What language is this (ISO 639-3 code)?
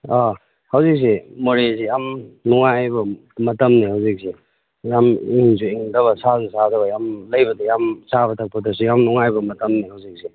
mni